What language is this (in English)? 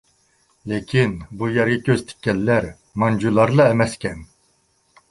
Uyghur